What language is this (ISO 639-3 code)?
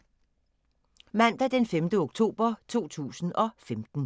dan